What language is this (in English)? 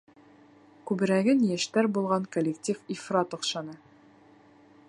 Bashkir